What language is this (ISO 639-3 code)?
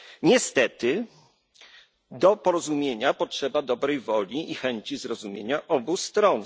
pol